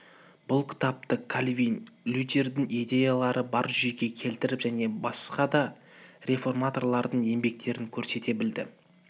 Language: Kazakh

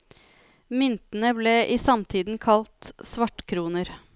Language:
Norwegian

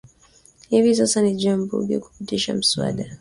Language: Swahili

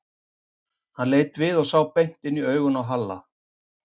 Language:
Icelandic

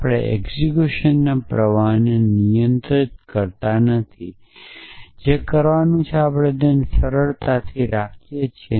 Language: Gujarati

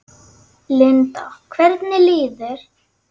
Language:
Icelandic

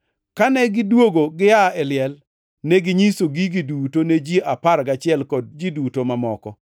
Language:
Luo (Kenya and Tanzania)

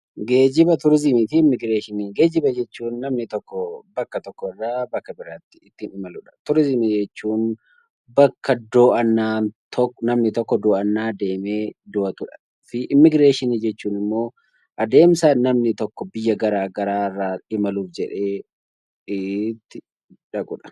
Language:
Oromo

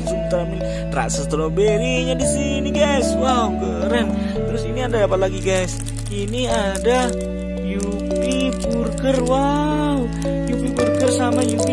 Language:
Indonesian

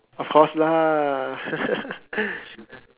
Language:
English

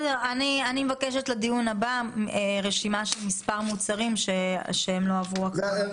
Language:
Hebrew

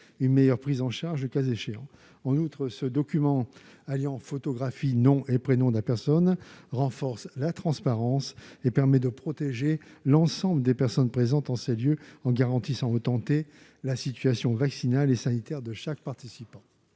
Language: French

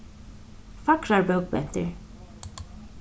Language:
Faroese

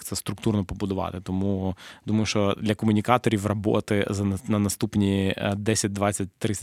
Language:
Ukrainian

